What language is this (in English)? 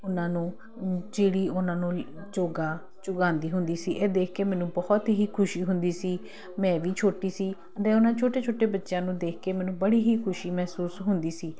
Punjabi